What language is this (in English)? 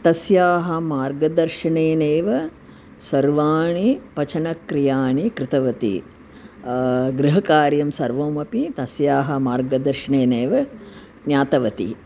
Sanskrit